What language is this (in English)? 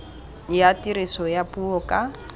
Tswana